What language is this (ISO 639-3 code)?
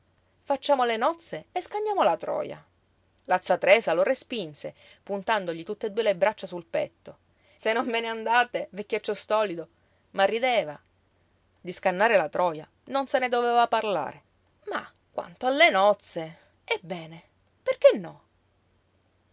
ita